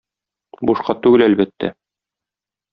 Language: Tatar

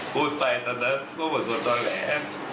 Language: Thai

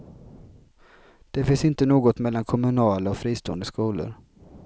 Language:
Swedish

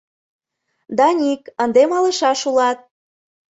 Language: Mari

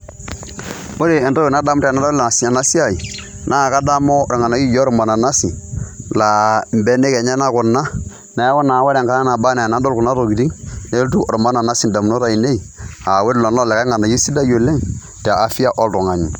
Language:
Masai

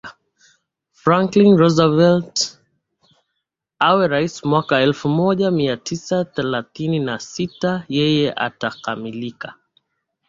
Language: Swahili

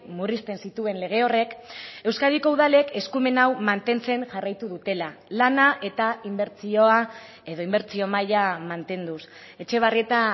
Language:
Basque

